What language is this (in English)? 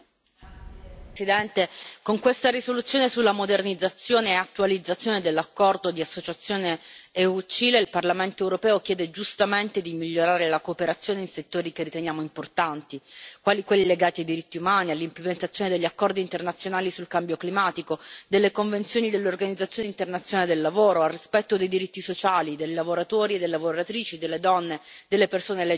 Italian